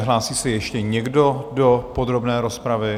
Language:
Czech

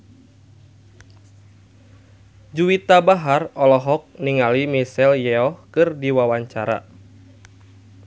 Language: Sundanese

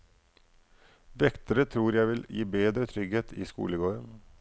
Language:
Norwegian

